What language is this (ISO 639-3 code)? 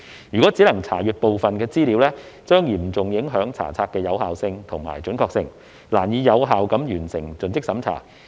yue